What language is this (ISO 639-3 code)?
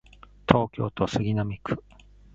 jpn